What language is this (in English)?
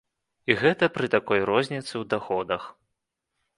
Belarusian